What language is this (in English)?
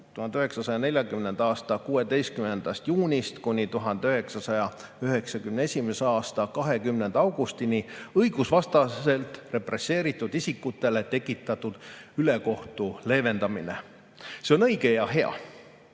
Estonian